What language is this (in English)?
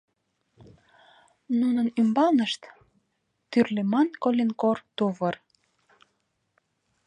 Mari